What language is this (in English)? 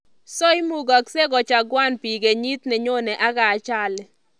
Kalenjin